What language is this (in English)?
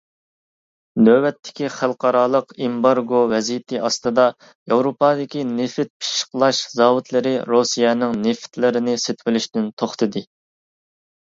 Uyghur